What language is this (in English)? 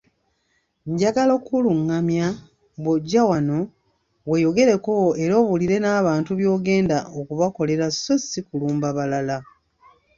Ganda